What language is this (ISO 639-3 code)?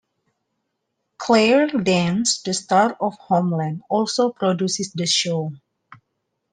eng